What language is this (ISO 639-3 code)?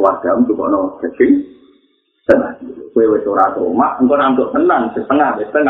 msa